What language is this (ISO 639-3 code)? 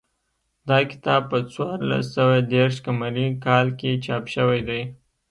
pus